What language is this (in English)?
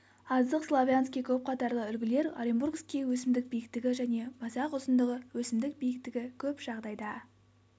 Kazakh